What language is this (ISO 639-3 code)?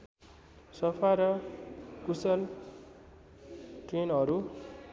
nep